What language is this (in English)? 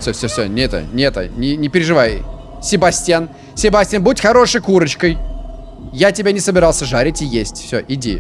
Russian